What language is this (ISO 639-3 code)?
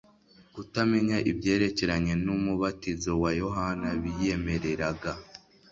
kin